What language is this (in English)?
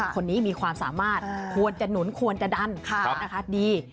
Thai